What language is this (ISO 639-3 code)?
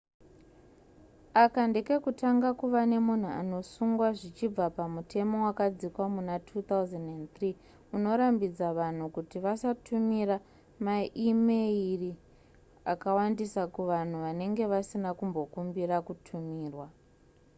sna